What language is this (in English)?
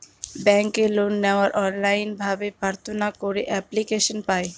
Bangla